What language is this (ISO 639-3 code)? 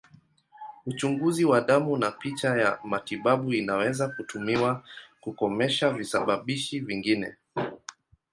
swa